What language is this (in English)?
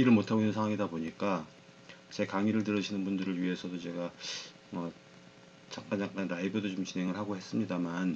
Korean